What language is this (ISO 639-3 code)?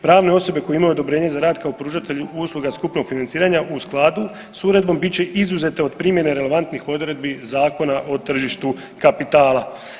hrv